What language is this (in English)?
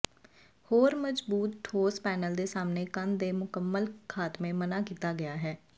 Punjabi